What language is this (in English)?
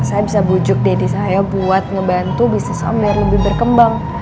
Indonesian